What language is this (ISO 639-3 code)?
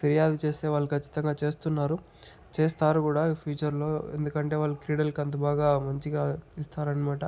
tel